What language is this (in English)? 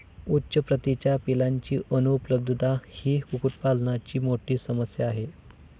Marathi